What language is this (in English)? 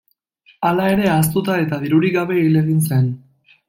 Basque